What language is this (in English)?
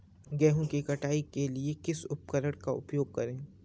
Hindi